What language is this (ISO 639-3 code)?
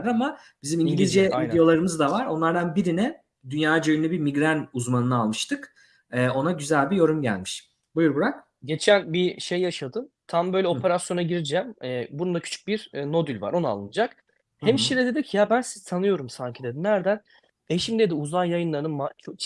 tur